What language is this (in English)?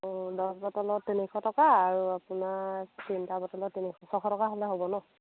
Assamese